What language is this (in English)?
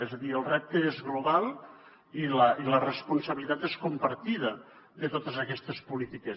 Catalan